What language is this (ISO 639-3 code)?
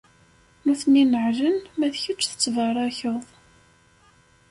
kab